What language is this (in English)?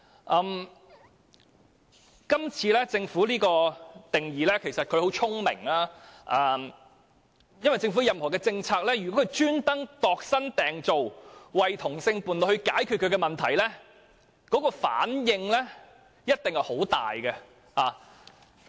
Cantonese